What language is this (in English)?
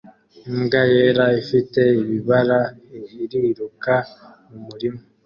Kinyarwanda